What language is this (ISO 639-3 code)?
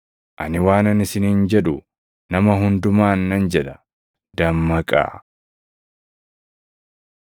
orm